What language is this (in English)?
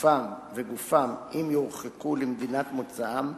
Hebrew